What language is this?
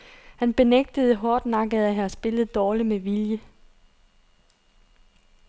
Danish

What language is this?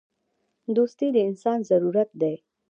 Pashto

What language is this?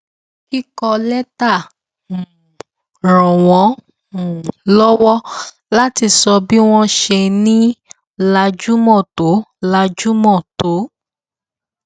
Yoruba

